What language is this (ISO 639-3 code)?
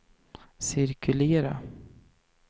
swe